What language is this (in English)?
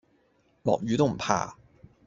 Cantonese